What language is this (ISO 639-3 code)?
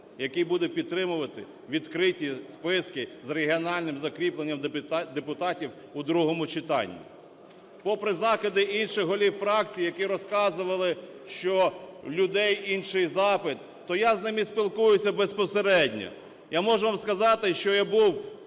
ukr